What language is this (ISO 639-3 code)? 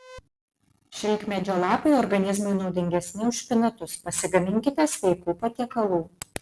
lit